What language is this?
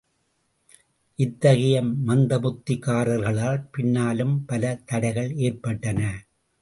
Tamil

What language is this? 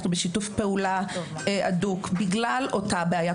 Hebrew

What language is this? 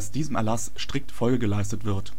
German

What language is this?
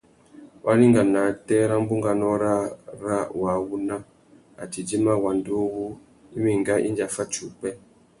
Tuki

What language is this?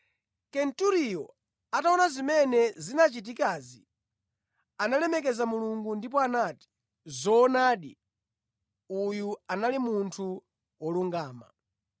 Nyanja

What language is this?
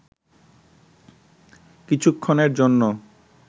Bangla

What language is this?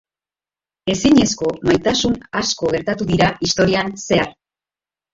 Basque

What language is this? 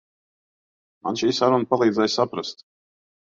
Latvian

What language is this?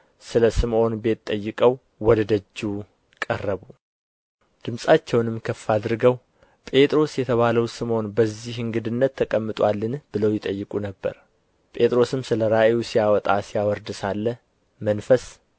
Amharic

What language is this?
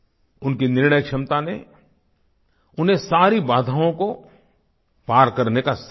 Hindi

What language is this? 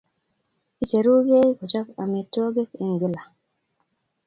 Kalenjin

